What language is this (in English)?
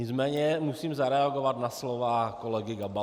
Czech